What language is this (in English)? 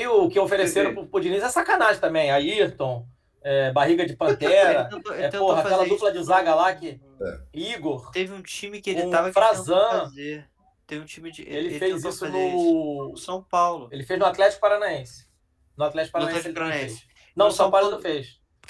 Portuguese